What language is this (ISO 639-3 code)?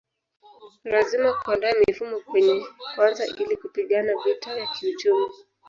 swa